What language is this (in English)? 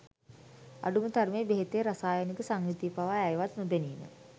Sinhala